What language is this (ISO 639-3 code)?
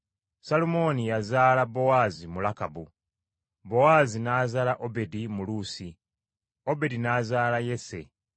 lug